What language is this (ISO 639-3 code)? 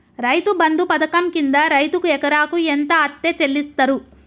tel